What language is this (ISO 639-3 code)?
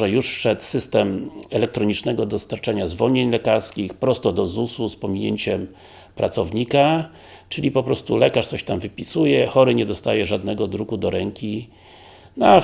pol